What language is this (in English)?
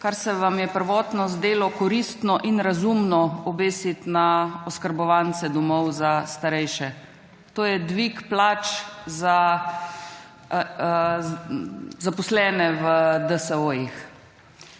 Slovenian